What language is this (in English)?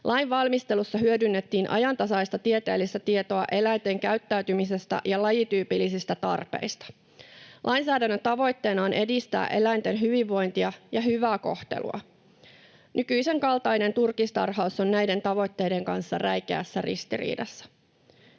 Finnish